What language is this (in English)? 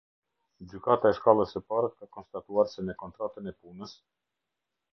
Albanian